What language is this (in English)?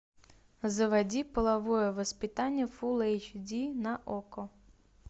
Russian